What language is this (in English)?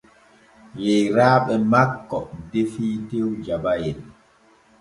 Borgu Fulfulde